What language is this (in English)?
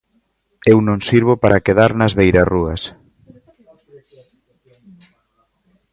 Galician